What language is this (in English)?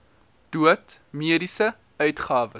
Afrikaans